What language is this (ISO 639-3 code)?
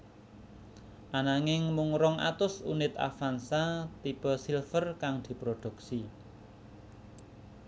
jav